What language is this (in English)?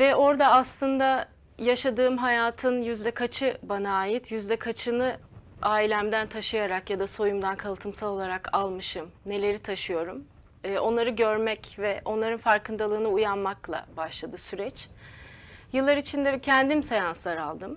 Turkish